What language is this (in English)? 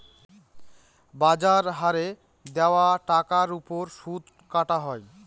Bangla